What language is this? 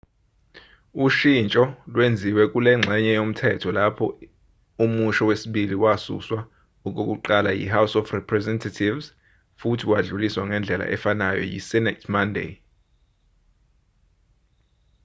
Zulu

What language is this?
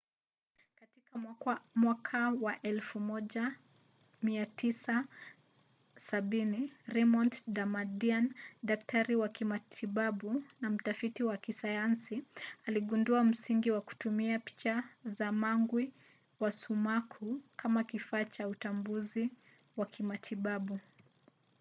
Swahili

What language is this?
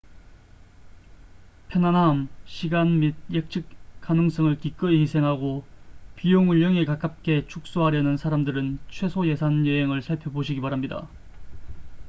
Korean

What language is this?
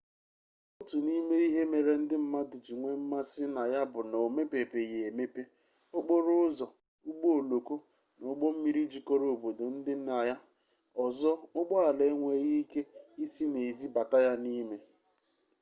Igbo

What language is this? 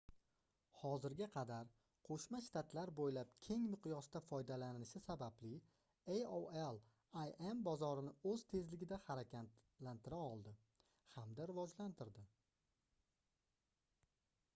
Uzbek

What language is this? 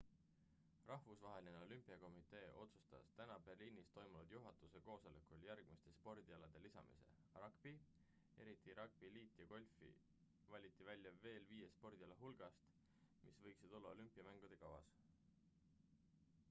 Estonian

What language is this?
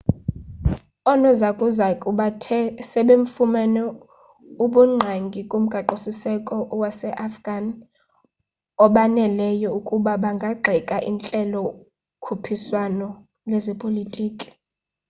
Xhosa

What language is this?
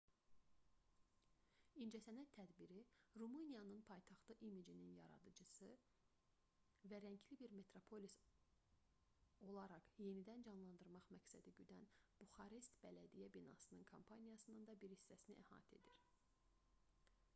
Azerbaijani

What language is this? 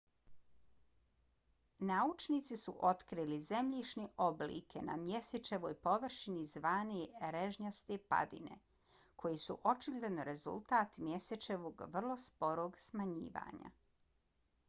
Bosnian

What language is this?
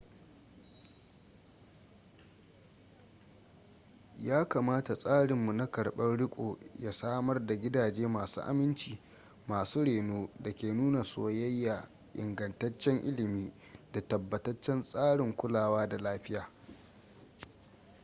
Hausa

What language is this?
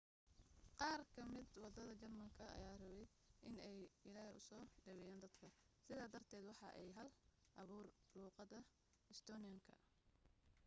Somali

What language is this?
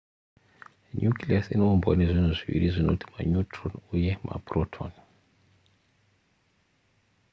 Shona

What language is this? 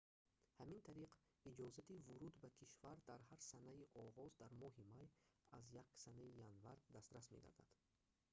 Tajik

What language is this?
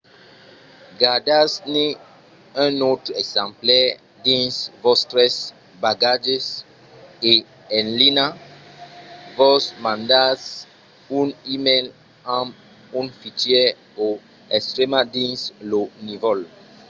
Occitan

